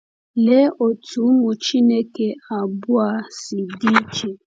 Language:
Igbo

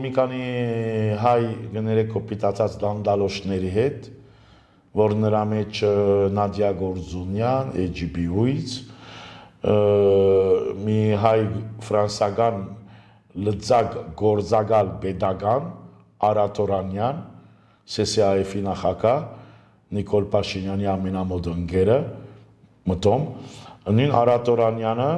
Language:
Romanian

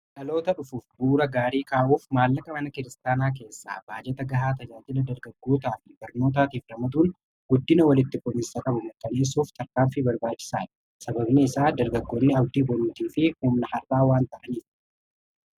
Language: Oromo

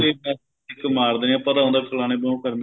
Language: Punjabi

